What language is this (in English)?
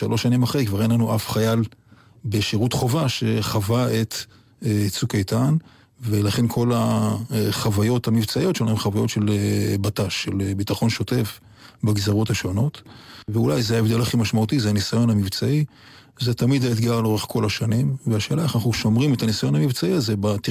Hebrew